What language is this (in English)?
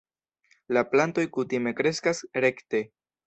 Esperanto